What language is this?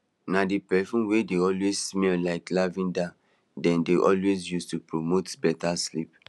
Nigerian Pidgin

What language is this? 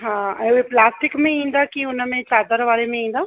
Sindhi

